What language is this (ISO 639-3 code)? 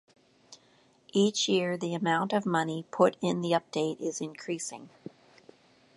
eng